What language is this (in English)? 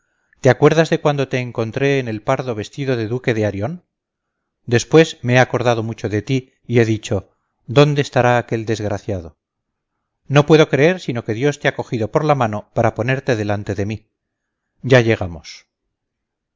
Spanish